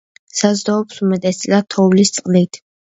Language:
Georgian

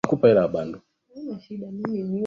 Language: Swahili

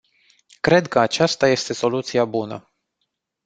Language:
Romanian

